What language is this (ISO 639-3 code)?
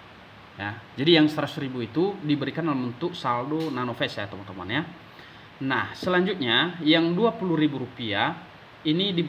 ind